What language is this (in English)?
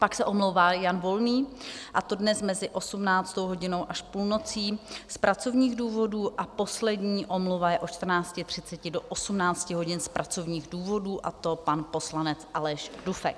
Czech